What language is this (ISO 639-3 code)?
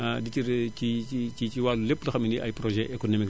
wol